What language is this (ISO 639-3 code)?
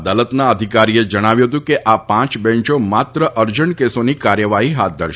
guj